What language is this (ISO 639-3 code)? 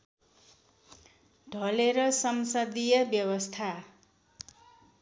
nep